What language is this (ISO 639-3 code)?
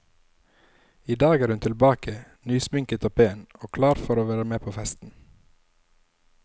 nor